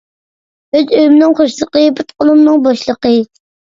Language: Uyghur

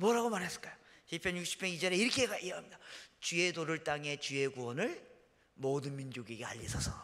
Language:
Korean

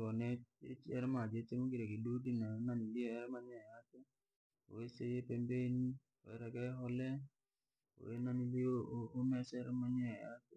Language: Langi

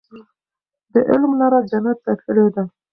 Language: Pashto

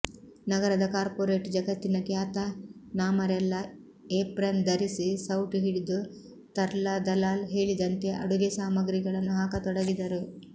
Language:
Kannada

